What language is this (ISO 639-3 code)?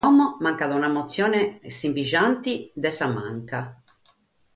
srd